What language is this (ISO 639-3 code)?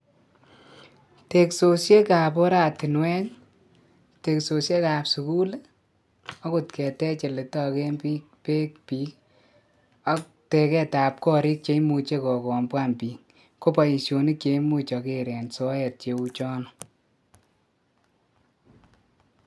kln